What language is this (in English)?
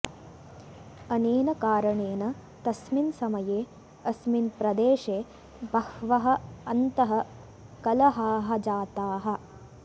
Sanskrit